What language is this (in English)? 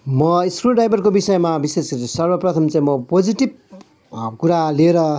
Nepali